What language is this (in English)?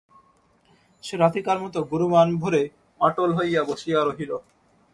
Bangla